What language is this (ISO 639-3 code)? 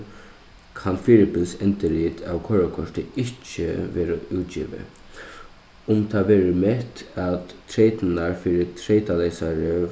fao